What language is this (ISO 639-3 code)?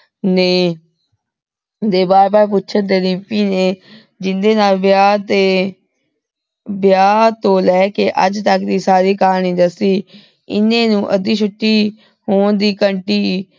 pan